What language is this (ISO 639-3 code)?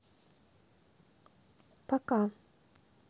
rus